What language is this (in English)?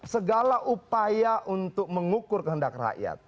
Indonesian